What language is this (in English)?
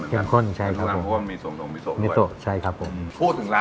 Thai